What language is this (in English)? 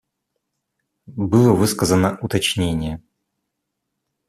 Russian